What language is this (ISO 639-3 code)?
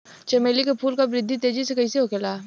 bho